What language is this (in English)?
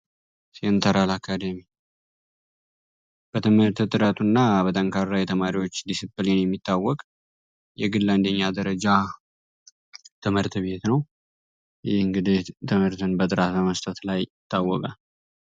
Amharic